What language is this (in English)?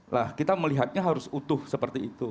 Indonesian